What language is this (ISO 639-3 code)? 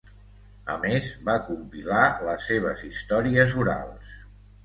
cat